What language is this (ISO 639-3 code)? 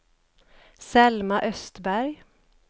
swe